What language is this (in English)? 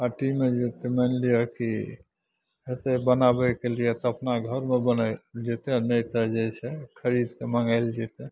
Maithili